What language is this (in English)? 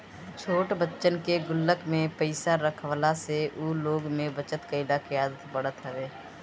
Bhojpuri